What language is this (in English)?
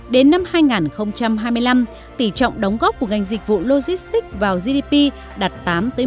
Vietnamese